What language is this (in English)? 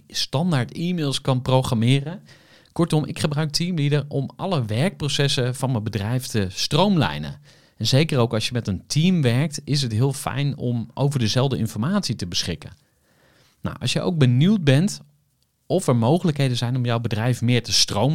Dutch